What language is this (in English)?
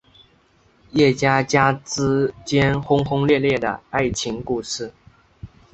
Chinese